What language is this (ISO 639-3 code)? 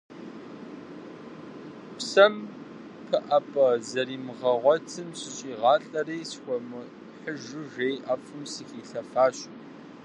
kbd